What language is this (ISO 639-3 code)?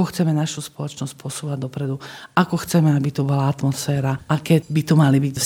slk